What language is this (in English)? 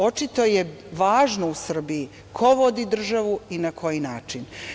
Serbian